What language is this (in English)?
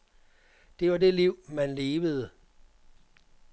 Danish